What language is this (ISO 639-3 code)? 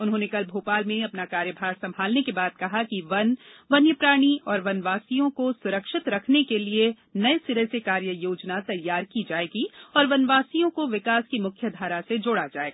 hin